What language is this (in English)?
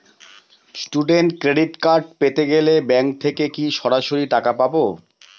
Bangla